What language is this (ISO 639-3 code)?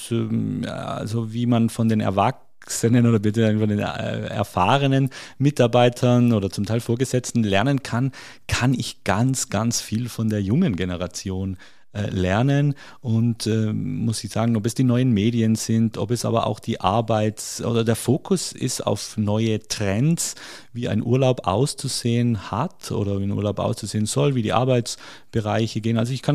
deu